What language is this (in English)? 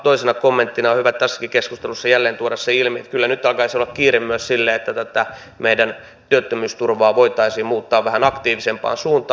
Finnish